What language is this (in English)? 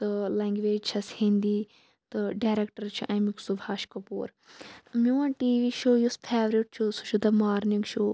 Kashmiri